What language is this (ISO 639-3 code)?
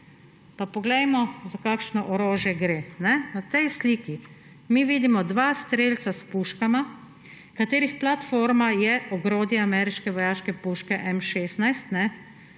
slv